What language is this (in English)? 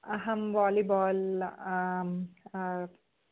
Sanskrit